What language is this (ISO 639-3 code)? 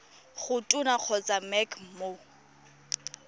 tsn